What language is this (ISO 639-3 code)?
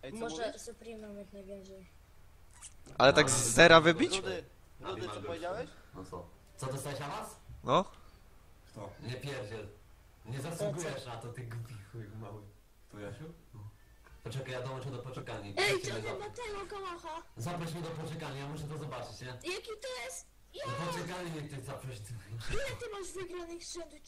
pol